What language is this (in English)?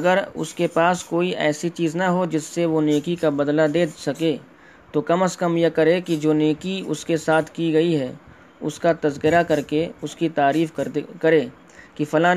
Urdu